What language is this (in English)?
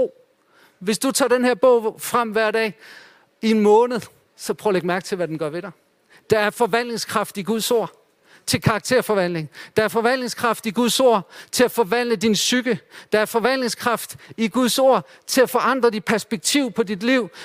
Danish